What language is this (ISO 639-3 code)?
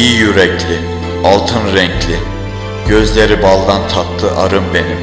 tur